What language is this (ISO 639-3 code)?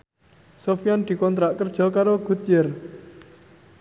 jav